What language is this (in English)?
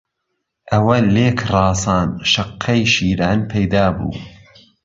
Central Kurdish